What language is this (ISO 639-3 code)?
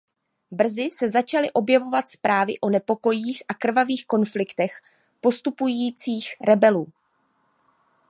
ces